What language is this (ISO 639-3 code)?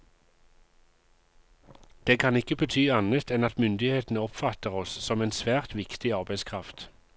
nor